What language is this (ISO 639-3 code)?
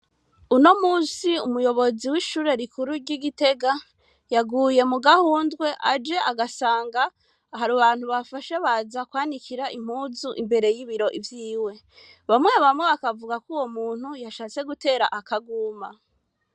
run